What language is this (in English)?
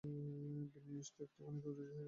Bangla